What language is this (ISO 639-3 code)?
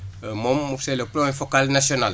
wol